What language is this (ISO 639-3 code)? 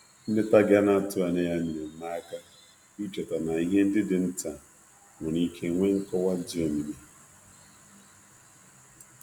ibo